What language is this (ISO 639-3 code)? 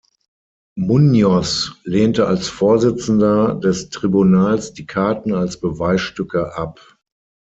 deu